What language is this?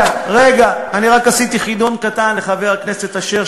Hebrew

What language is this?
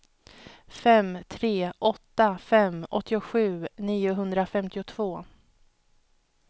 Swedish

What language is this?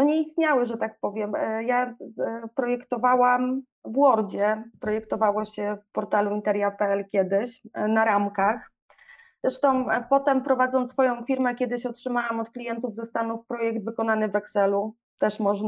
Polish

